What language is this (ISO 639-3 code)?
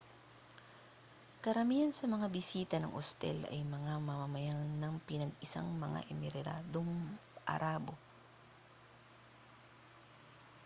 fil